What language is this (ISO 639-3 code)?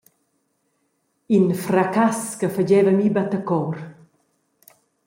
roh